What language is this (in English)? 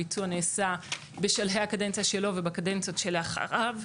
Hebrew